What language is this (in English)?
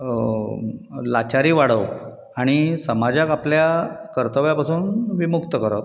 Konkani